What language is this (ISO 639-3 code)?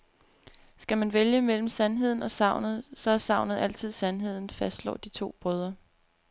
dan